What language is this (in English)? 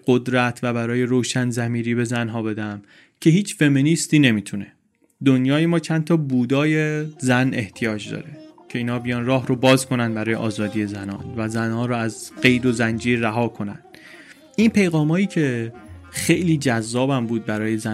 Persian